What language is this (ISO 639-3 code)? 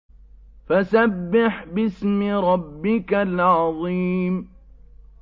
ara